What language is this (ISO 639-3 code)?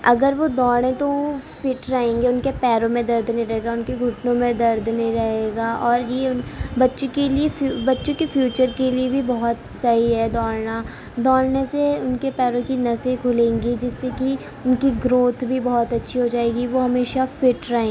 urd